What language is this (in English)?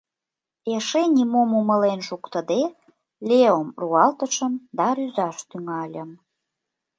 Mari